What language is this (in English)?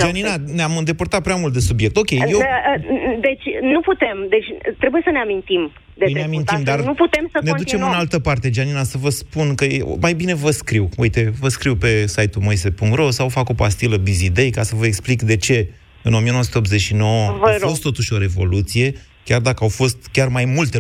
Romanian